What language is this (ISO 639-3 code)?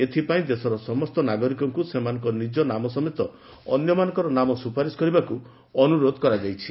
ori